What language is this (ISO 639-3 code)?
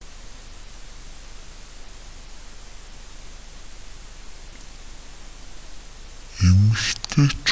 mon